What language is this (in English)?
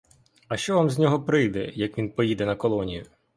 Ukrainian